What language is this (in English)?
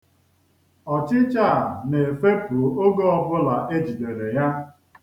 Igbo